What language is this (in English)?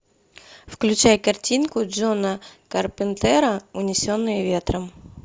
Russian